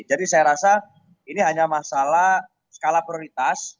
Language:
Indonesian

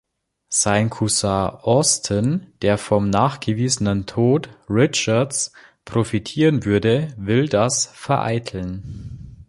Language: German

